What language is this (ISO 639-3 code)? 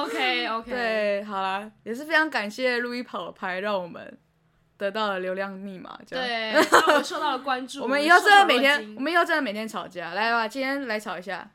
zho